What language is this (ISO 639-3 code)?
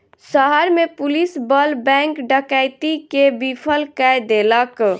mai